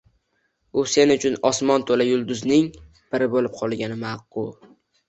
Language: Uzbek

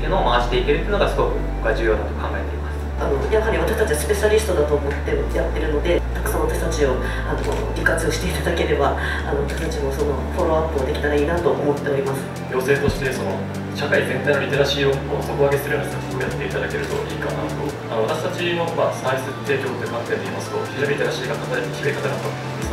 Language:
Japanese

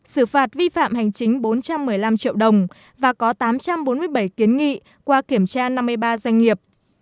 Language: Vietnamese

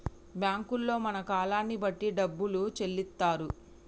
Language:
Telugu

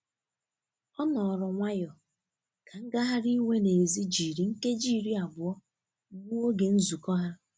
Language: Igbo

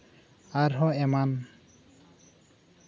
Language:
Santali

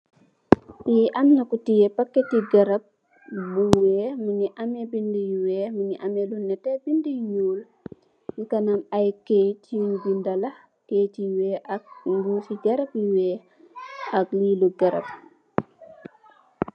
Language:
Wolof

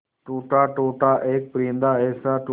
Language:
Hindi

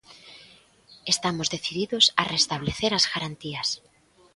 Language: Galician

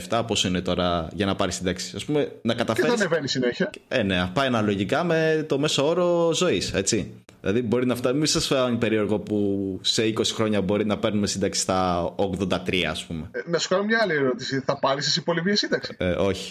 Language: Greek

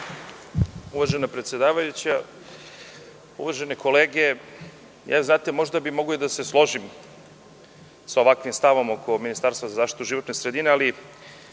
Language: Serbian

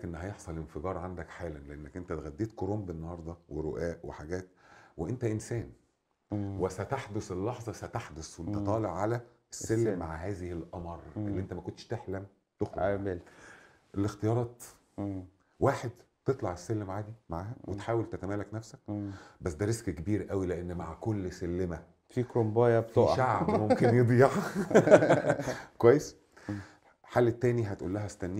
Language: Arabic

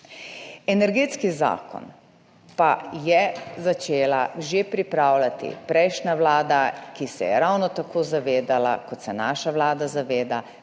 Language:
Slovenian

